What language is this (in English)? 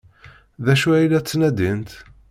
Kabyle